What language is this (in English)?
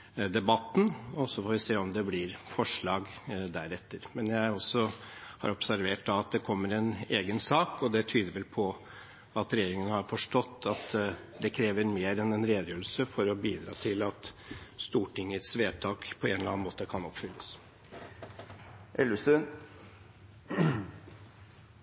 Norwegian Bokmål